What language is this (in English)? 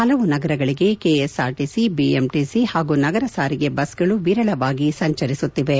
Kannada